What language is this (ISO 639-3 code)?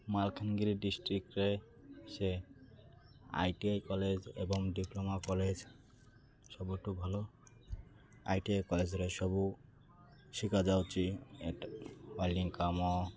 ori